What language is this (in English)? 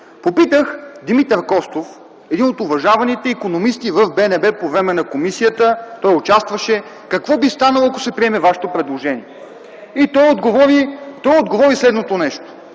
Bulgarian